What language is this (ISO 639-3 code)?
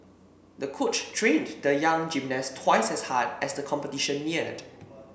eng